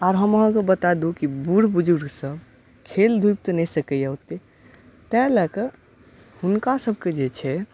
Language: Maithili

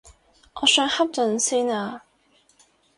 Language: Cantonese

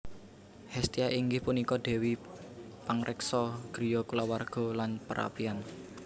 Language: Javanese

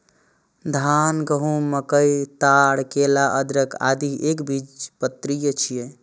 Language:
Maithili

